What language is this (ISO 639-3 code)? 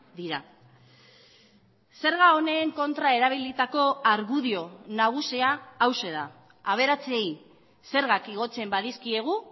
eus